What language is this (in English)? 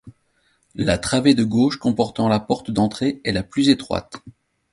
French